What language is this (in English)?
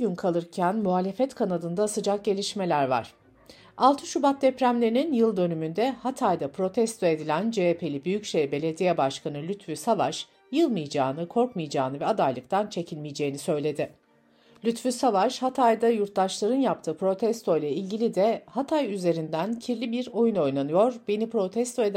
Turkish